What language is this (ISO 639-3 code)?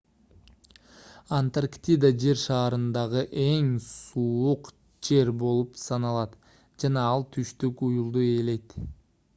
kir